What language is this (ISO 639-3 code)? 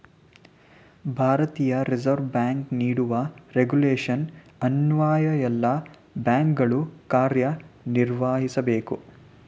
kan